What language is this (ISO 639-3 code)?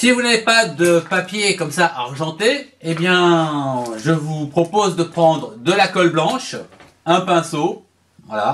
fra